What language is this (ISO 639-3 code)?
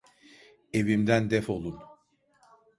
tur